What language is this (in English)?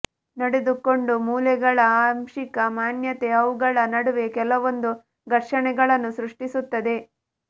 Kannada